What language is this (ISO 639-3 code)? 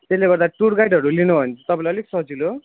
nep